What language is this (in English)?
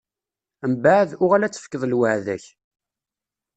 Kabyle